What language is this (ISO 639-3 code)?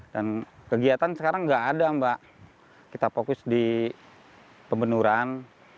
ind